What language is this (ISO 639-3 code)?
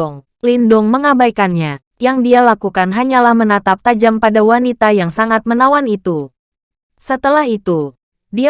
ind